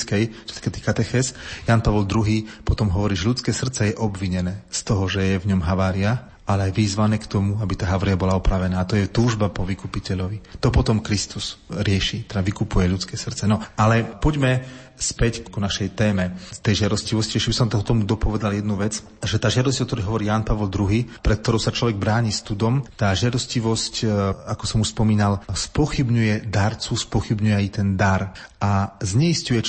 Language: Slovak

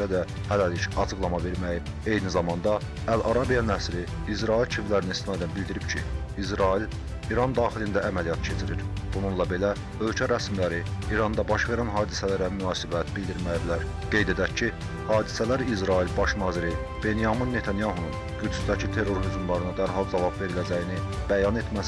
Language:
Turkish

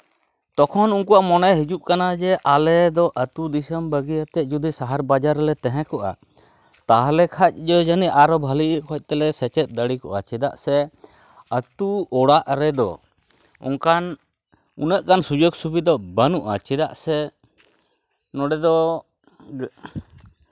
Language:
Santali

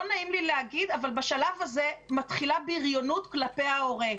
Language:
Hebrew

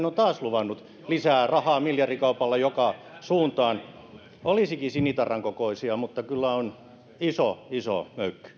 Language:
Finnish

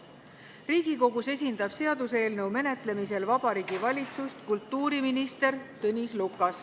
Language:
Estonian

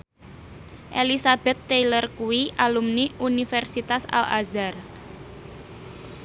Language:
Javanese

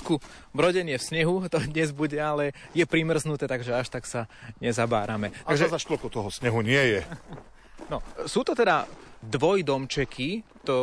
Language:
Slovak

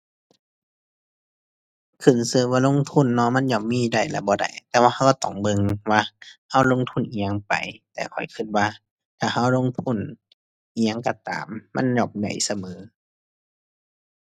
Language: Thai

